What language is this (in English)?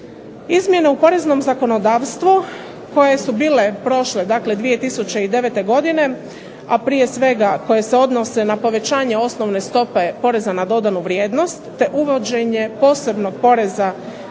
Croatian